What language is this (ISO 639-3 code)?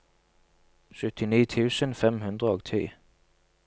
nor